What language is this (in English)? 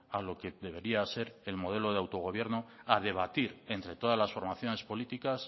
Spanish